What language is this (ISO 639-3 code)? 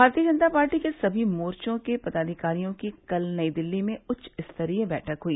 hin